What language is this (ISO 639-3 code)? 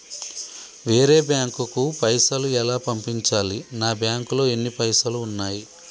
tel